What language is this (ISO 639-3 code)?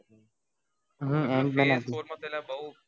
guj